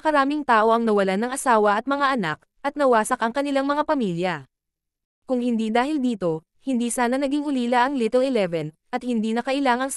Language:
Filipino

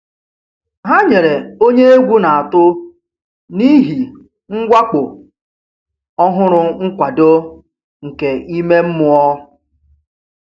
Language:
Igbo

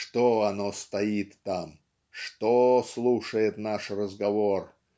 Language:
Russian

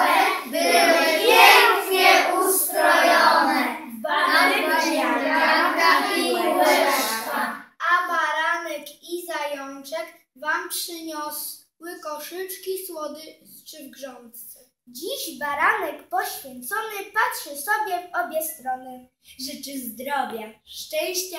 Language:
Polish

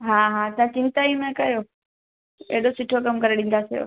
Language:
Sindhi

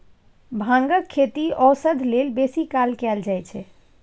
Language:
Maithili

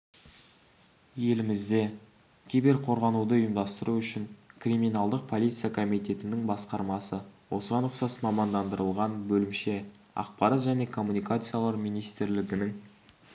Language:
Kazakh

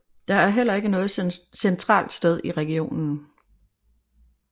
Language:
Danish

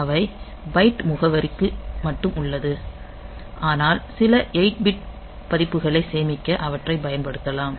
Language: Tamil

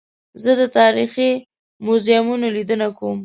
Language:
Pashto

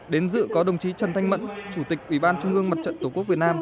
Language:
Vietnamese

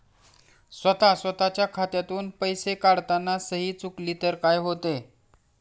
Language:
Marathi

